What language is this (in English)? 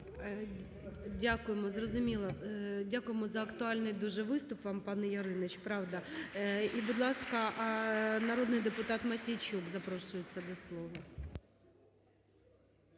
Ukrainian